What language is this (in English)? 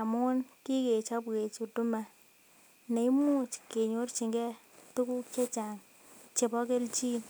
Kalenjin